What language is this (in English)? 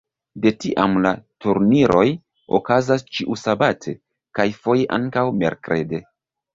Esperanto